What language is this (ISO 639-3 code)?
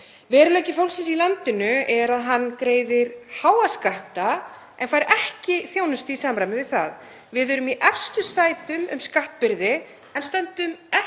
isl